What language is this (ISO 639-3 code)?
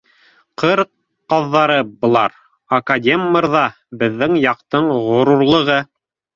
bak